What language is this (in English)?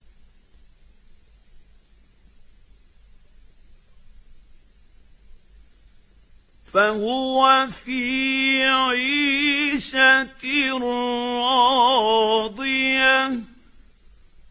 Arabic